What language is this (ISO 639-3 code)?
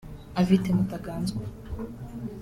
kin